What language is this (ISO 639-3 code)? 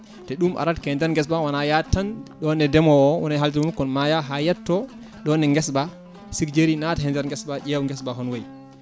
ful